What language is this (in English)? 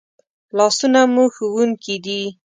Pashto